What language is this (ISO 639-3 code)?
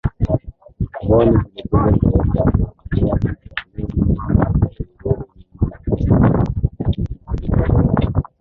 swa